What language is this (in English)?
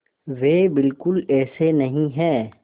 Hindi